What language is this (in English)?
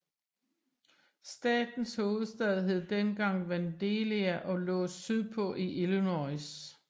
Danish